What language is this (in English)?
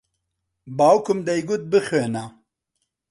Central Kurdish